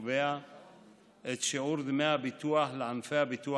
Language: Hebrew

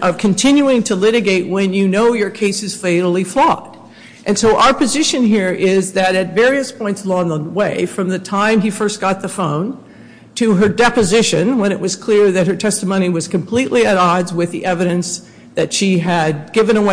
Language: English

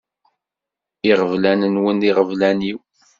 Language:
Kabyle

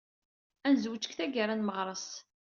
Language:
Kabyle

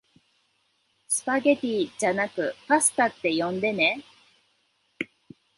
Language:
Japanese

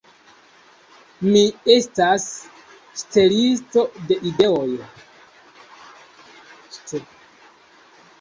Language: Esperanto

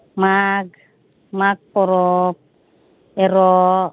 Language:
Santali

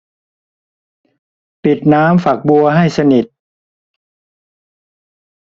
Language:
Thai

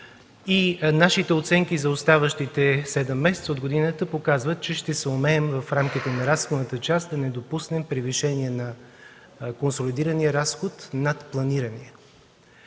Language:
Bulgarian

